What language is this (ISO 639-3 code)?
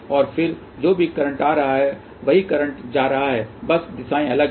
hin